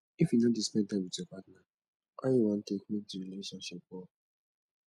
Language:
Nigerian Pidgin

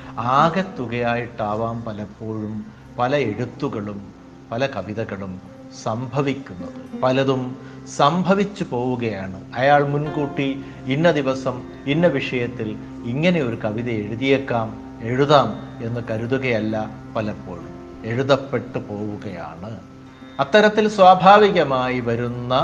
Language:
Malayalam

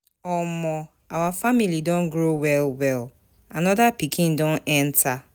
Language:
Nigerian Pidgin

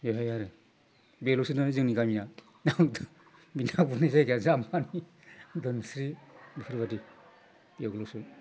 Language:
Bodo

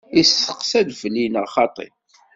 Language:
Kabyle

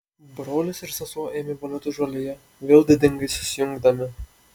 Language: Lithuanian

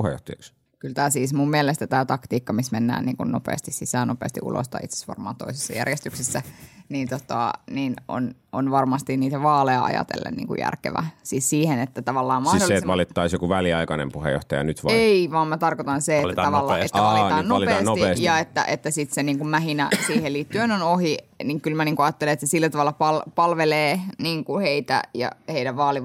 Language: Finnish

